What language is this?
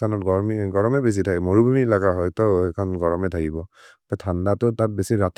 Maria (India)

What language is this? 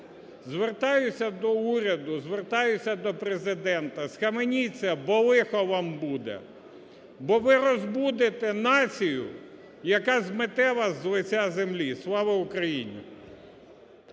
Ukrainian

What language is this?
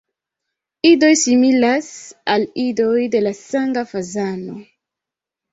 Esperanto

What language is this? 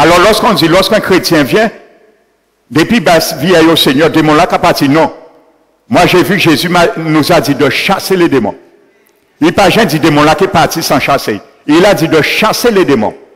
French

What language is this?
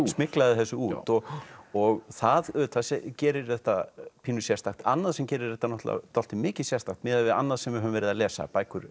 Icelandic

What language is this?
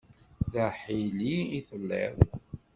Kabyle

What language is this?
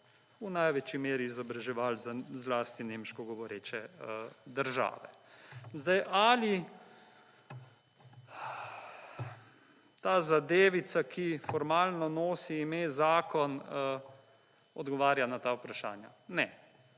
Slovenian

